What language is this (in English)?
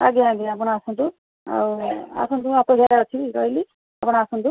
Odia